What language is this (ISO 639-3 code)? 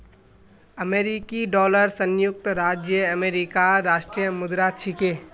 mag